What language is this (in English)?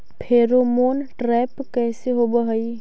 Magahi